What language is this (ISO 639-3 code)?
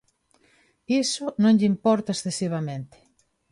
glg